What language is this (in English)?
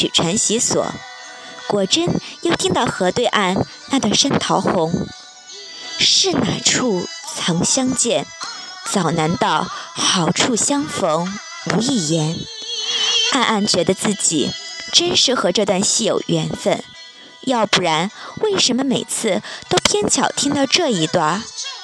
Chinese